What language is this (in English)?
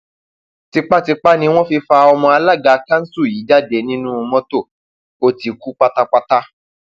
Yoruba